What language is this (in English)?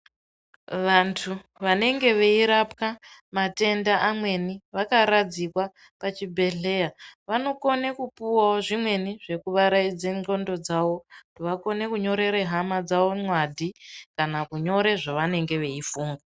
Ndau